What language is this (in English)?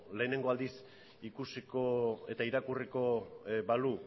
Basque